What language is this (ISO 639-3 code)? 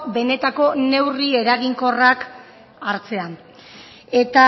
eus